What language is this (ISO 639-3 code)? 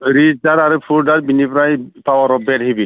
brx